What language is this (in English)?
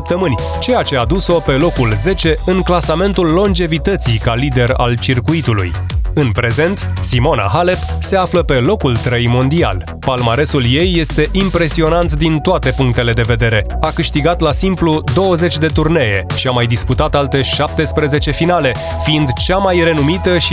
Romanian